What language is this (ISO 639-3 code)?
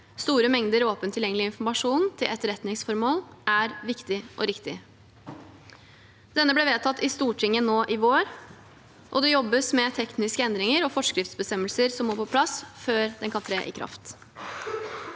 nor